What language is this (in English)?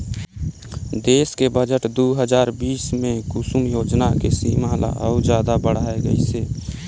Chhattisgarhi